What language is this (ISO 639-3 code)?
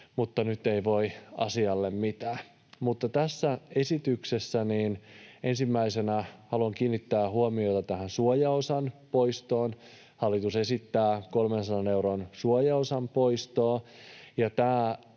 fin